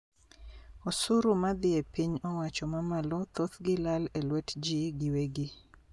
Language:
Luo (Kenya and Tanzania)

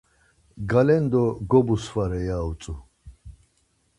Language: Laz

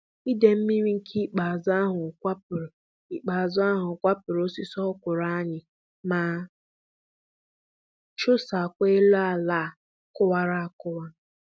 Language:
Igbo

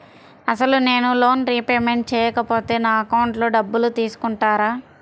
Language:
Telugu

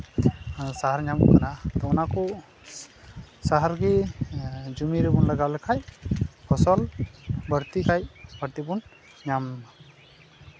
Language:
Santali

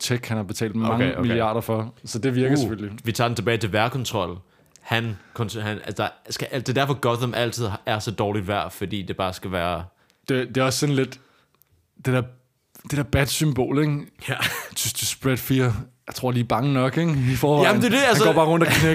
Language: Danish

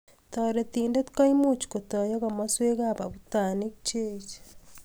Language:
Kalenjin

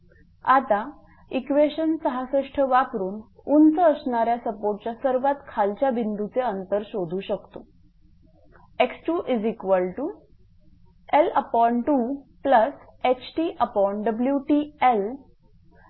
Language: Marathi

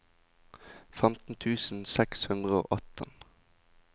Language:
Norwegian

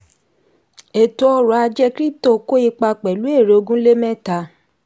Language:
Yoruba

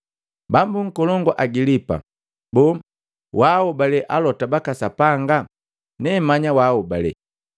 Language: Matengo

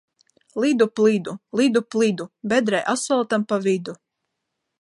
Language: Latvian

